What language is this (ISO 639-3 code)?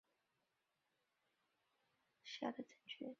zho